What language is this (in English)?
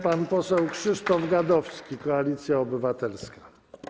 Polish